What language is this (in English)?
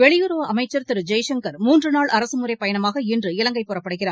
Tamil